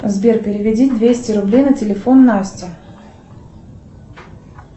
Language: Russian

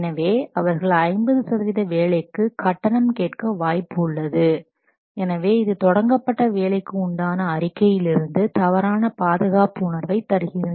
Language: Tamil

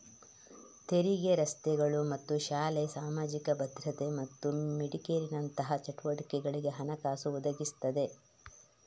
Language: Kannada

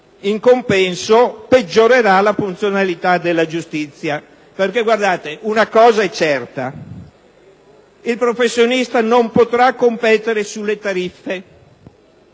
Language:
Italian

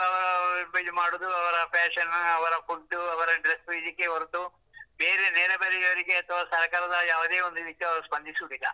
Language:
Kannada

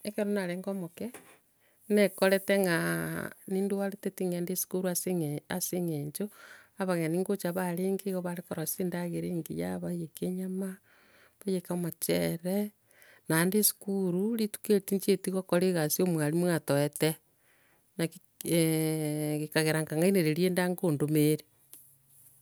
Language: Gusii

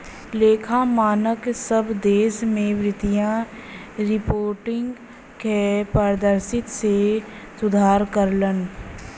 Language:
Bhojpuri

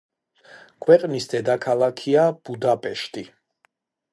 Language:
Georgian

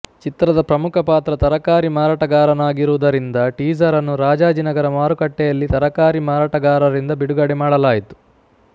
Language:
Kannada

